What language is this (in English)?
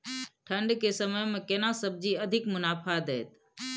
Maithili